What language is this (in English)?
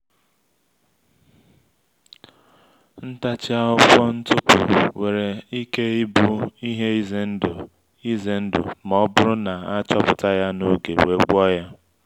Igbo